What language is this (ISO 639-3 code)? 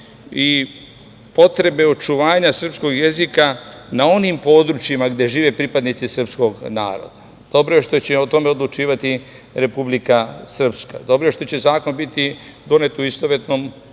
srp